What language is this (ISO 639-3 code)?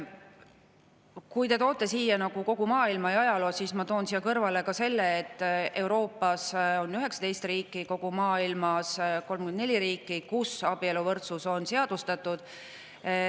est